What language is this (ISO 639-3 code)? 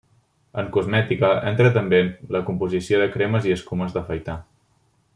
cat